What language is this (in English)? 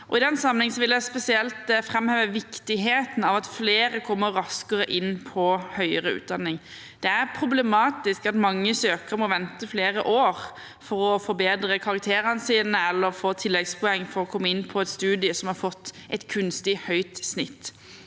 Norwegian